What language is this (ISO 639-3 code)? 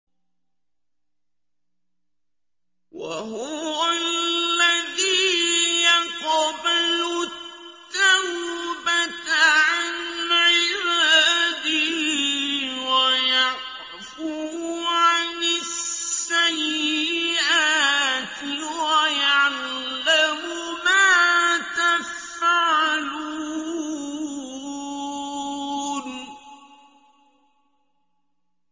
ara